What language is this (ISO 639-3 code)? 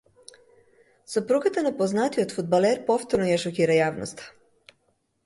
mkd